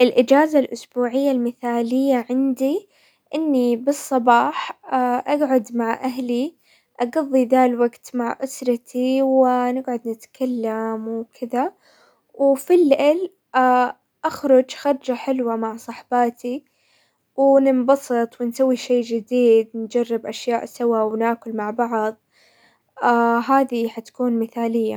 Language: Hijazi Arabic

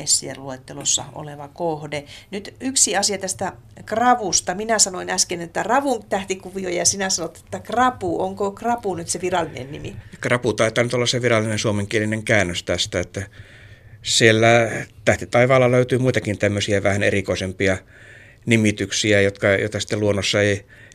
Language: Finnish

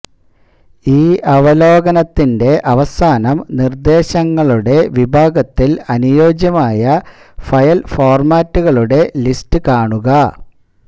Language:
Malayalam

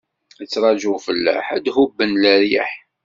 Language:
Kabyle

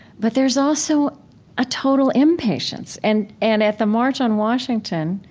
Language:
English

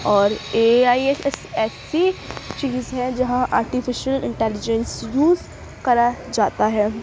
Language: Urdu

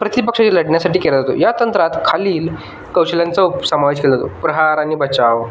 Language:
Marathi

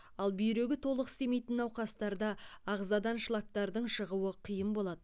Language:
Kazakh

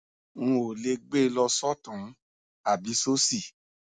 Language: Yoruba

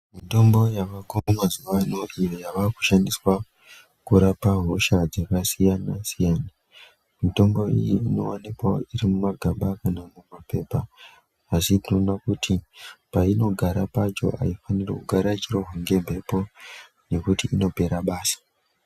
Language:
Ndau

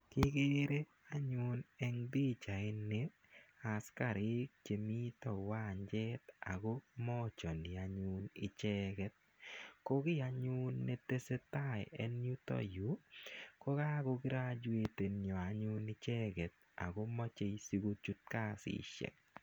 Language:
Kalenjin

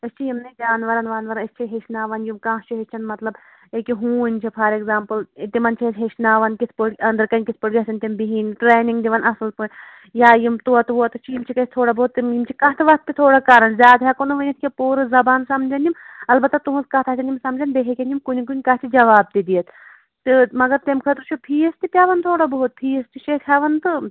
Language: Kashmiri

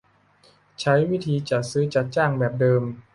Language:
Thai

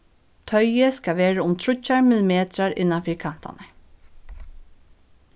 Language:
Faroese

